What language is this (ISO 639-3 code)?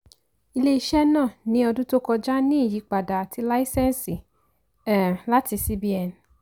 yor